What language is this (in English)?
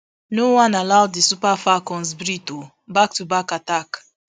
Nigerian Pidgin